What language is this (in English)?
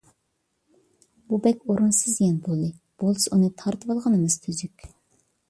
Uyghur